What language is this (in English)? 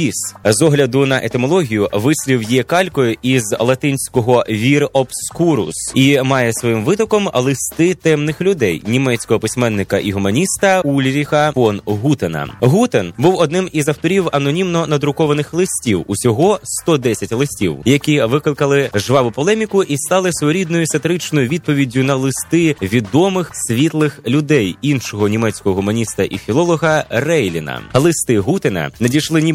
Ukrainian